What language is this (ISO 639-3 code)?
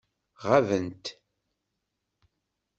kab